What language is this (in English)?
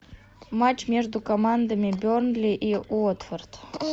Russian